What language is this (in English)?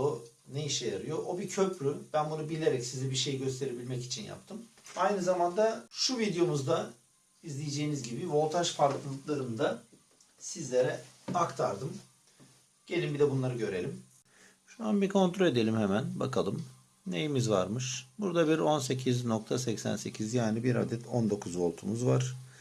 Turkish